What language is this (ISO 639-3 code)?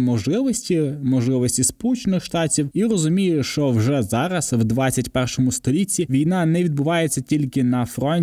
ukr